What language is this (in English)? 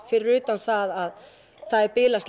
Icelandic